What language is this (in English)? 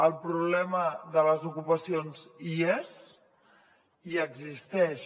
Catalan